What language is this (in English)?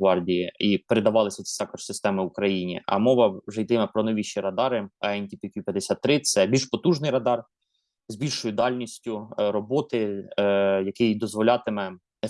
Ukrainian